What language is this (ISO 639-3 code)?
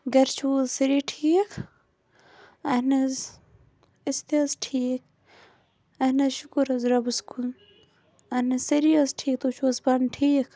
kas